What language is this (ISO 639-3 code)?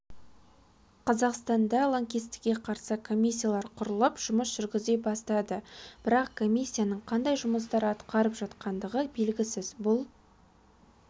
kaz